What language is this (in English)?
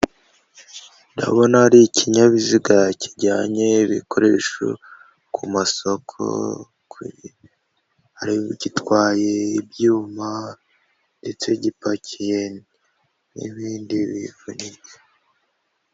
Kinyarwanda